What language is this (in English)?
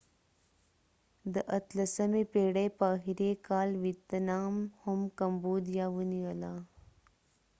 Pashto